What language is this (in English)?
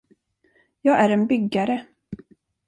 Swedish